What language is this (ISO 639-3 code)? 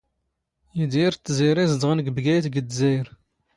zgh